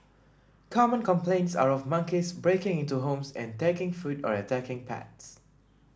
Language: English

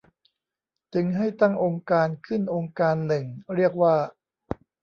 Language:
Thai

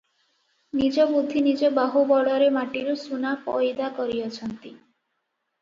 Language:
Odia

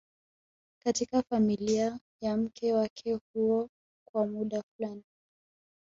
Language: Swahili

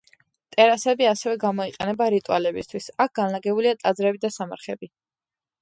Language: Georgian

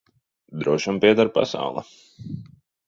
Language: Latvian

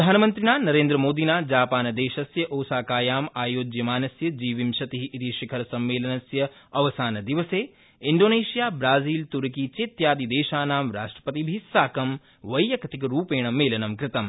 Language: Sanskrit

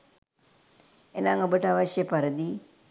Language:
Sinhala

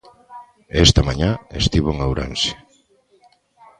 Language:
Galician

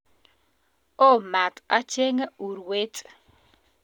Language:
Kalenjin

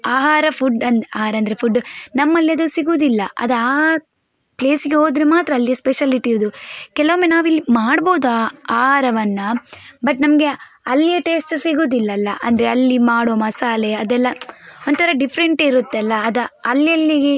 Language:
Kannada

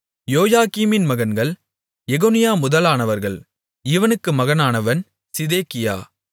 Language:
Tamil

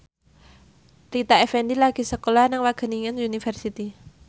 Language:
Javanese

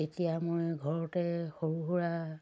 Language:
Assamese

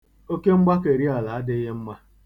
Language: Igbo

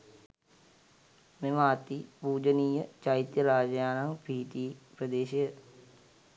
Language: Sinhala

